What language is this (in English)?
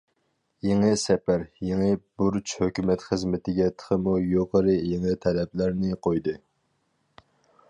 Uyghur